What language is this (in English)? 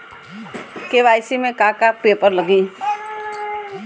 Bhojpuri